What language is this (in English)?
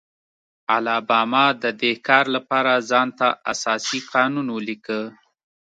Pashto